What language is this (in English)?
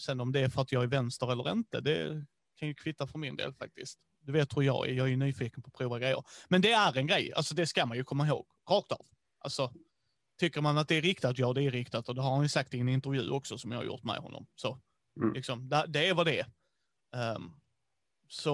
Swedish